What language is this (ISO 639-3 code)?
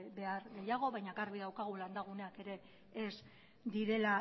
eus